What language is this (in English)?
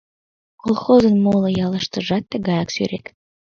Mari